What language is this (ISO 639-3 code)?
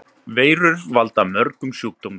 isl